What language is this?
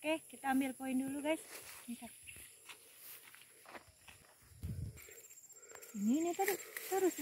Indonesian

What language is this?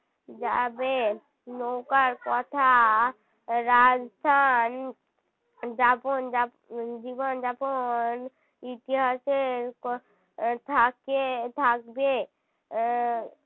Bangla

